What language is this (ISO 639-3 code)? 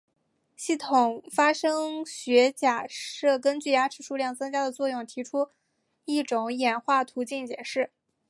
zho